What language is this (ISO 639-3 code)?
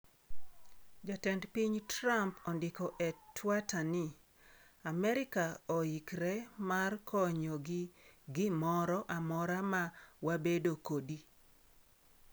luo